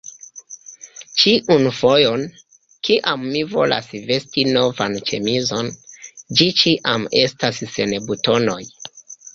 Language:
Esperanto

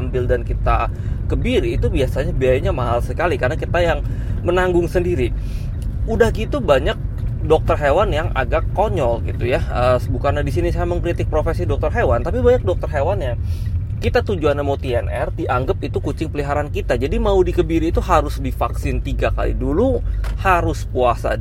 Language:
Indonesian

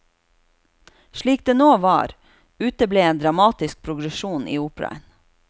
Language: Norwegian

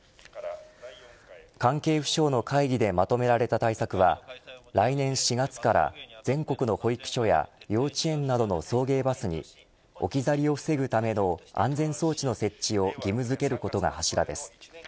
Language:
Japanese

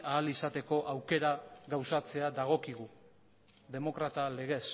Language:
Basque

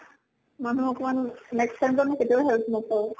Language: Assamese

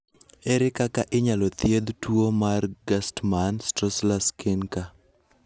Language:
Luo (Kenya and Tanzania)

